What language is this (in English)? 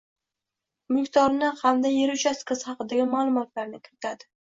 Uzbek